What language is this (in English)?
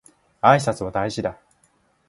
Japanese